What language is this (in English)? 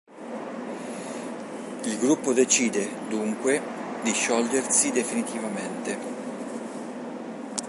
Italian